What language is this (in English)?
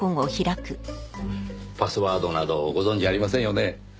Japanese